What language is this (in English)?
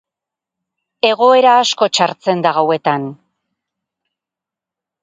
Basque